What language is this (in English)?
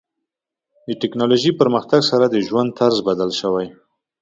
Pashto